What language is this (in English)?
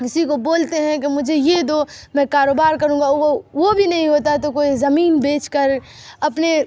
Urdu